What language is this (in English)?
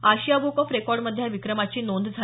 Marathi